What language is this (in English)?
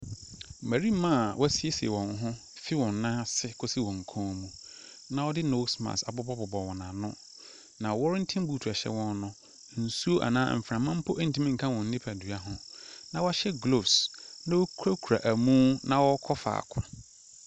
Akan